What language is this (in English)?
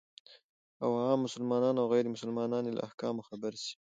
Pashto